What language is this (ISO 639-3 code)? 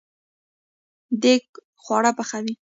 pus